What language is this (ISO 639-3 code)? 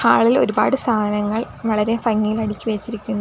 mal